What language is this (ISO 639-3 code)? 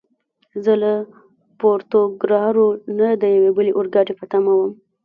pus